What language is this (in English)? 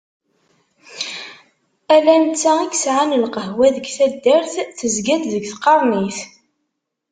Kabyle